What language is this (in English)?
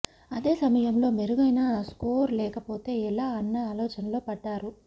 Telugu